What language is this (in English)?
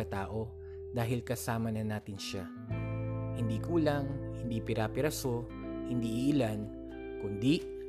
Filipino